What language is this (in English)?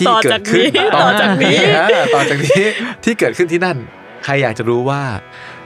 Thai